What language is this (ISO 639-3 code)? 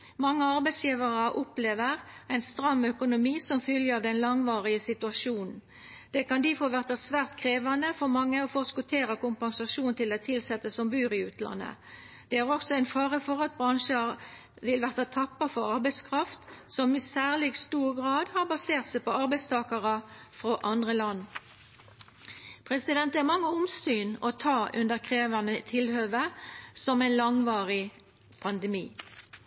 nno